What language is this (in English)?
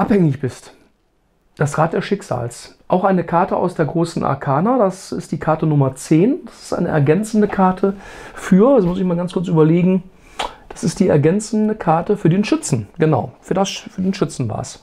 German